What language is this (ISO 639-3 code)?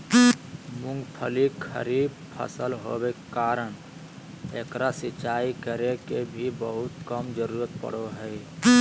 mag